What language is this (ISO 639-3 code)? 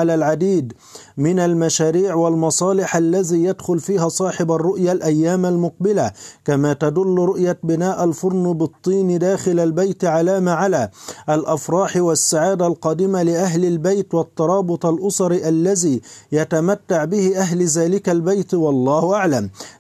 ara